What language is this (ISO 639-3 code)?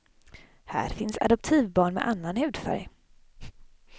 swe